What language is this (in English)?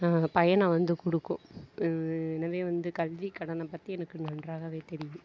Tamil